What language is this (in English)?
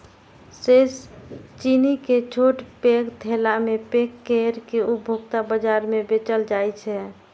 Maithili